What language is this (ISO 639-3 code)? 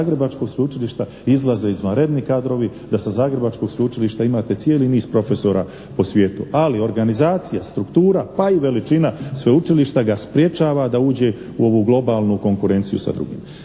hrv